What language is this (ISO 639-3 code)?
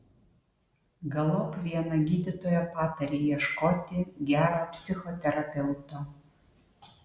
lit